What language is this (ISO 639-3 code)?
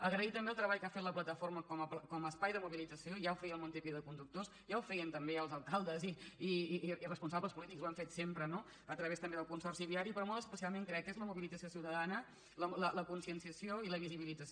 cat